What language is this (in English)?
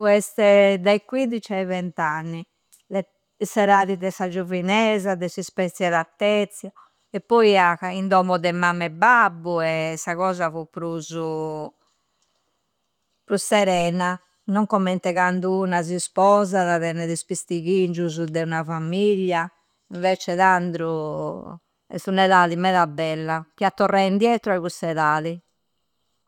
Campidanese Sardinian